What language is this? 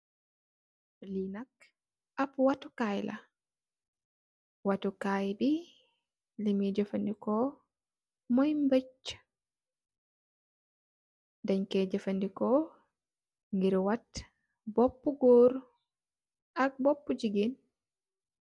Wolof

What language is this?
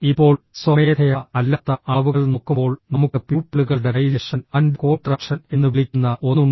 Malayalam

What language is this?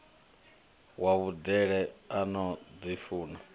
Venda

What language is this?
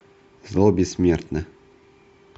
Russian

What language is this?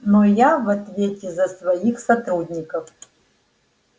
Russian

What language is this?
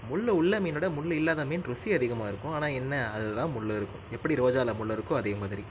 Tamil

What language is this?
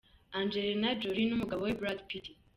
Kinyarwanda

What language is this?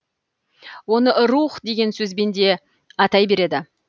Kazakh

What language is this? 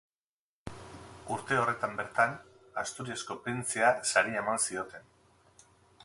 Basque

